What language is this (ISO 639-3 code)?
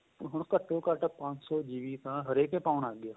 pan